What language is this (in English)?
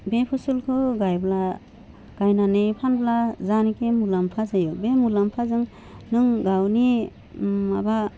Bodo